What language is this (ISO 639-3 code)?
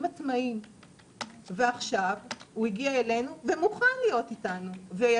heb